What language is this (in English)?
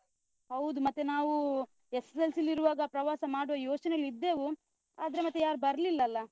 Kannada